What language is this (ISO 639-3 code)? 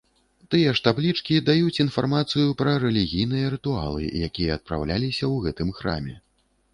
bel